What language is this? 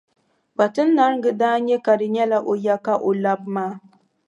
Dagbani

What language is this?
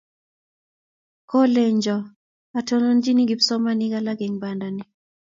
Kalenjin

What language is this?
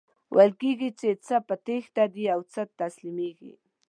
Pashto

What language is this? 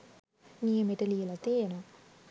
Sinhala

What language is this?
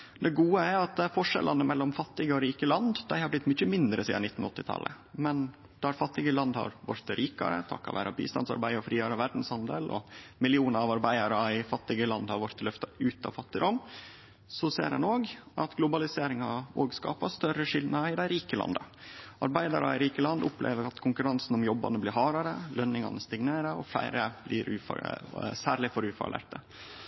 Norwegian Nynorsk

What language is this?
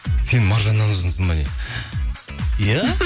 Kazakh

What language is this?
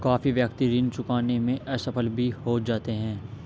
Hindi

